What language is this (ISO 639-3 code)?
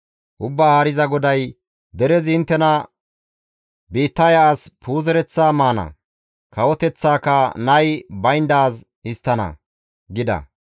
gmv